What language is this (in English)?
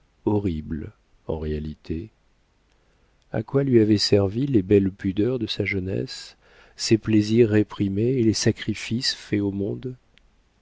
French